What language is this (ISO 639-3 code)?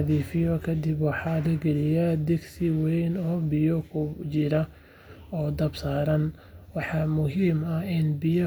som